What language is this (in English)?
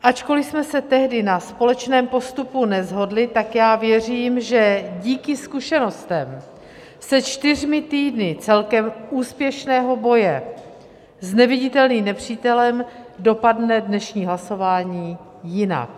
Czech